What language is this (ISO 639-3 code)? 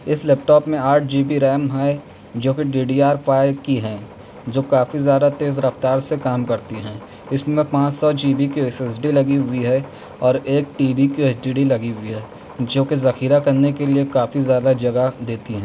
urd